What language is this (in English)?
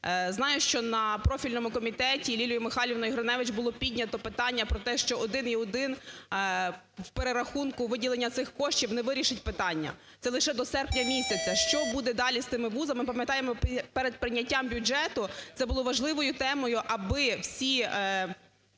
Ukrainian